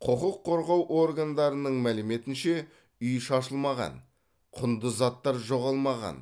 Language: Kazakh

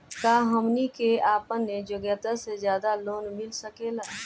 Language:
Bhojpuri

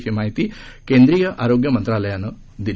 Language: Marathi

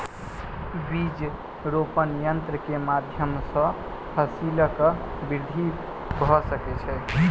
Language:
Maithili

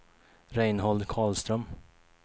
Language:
Swedish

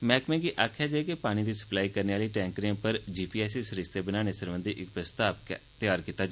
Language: Dogri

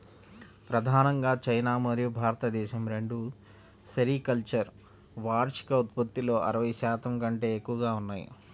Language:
Telugu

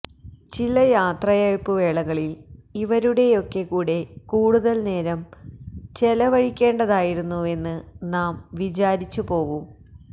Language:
Malayalam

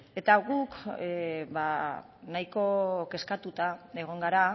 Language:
Basque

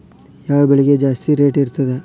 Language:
Kannada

